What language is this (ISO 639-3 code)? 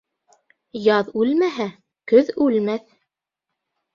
bak